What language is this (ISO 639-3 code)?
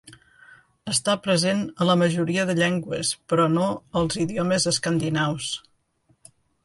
cat